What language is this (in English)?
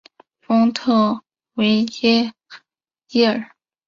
Chinese